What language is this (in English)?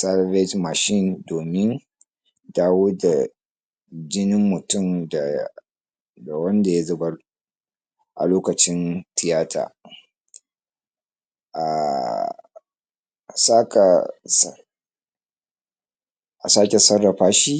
Hausa